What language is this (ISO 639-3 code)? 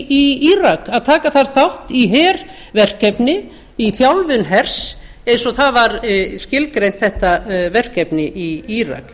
isl